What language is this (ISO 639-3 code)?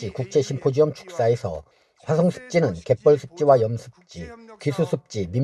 kor